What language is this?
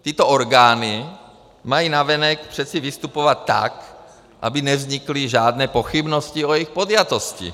Czech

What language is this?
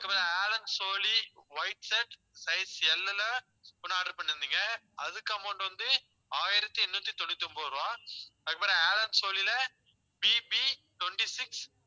Tamil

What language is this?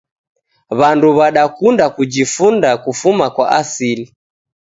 Taita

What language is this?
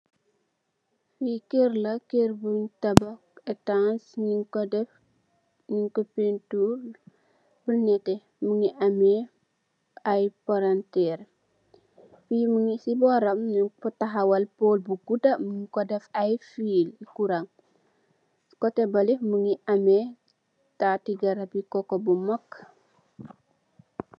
Wolof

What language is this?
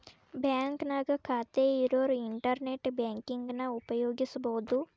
Kannada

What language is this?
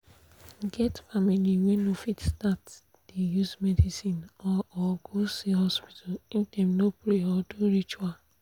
Nigerian Pidgin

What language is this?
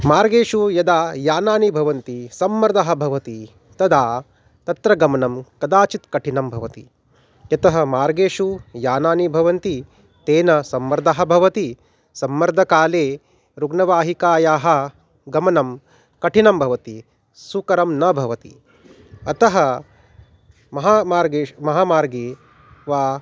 Sanskrit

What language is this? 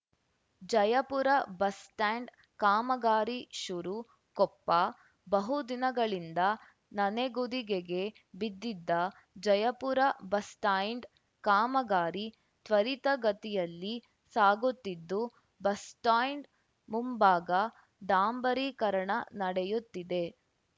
Kannada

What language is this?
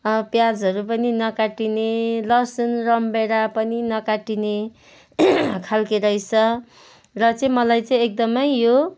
Nepali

